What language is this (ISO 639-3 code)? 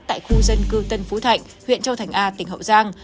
vie